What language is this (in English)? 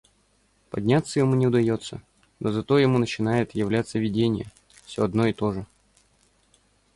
Russian